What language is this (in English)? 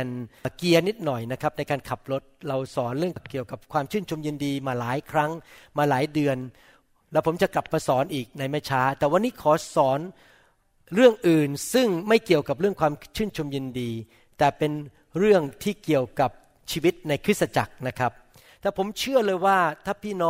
Thai